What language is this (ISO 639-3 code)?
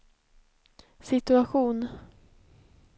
swe